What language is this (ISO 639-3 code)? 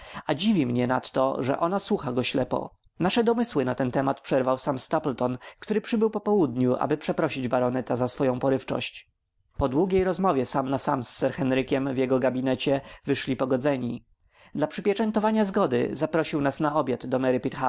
pol